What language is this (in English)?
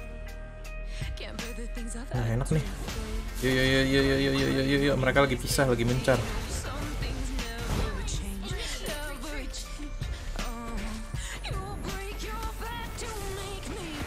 Indonesian